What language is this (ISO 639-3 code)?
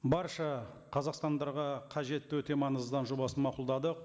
kaz